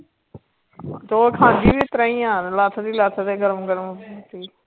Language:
Punjabi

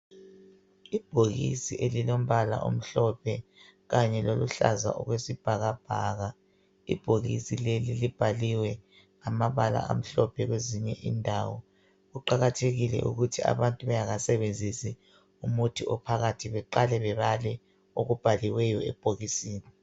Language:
North Ndebele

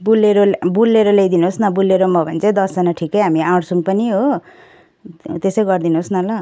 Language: Nepali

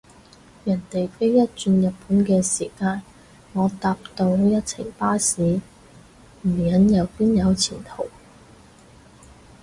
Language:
Cantonese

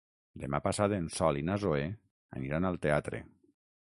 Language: Catalan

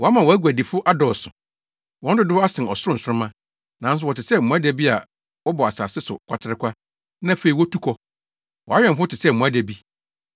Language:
Akan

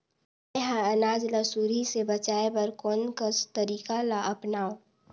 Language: Chhattisgarhi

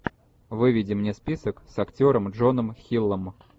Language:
Russian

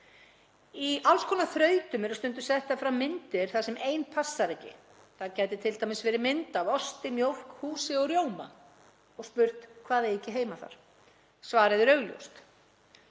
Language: Icelandic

